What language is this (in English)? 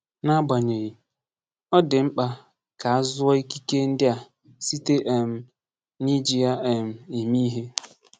Igbo